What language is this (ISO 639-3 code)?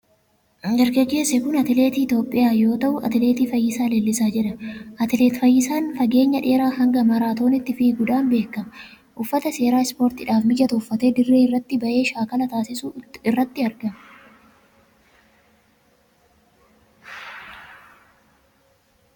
orm